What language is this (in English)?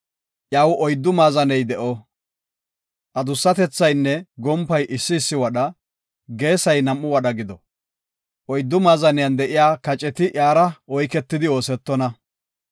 Gofa